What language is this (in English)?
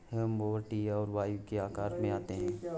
Hindi